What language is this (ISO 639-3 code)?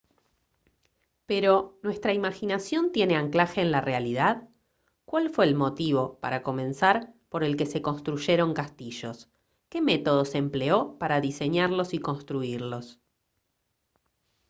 spa